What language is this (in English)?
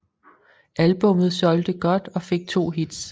Danish